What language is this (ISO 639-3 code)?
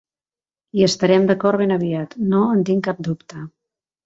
cat